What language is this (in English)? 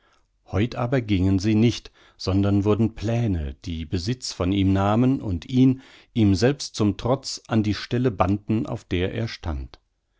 German